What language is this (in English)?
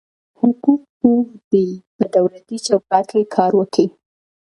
Pashto